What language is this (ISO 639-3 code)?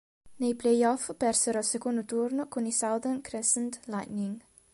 ita